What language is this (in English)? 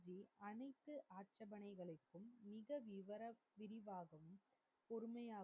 Tamil